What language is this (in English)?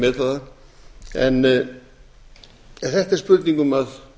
Icelandic